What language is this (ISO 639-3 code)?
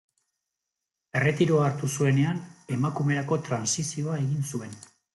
eus